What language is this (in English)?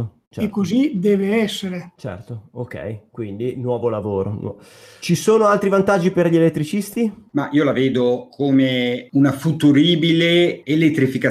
Italian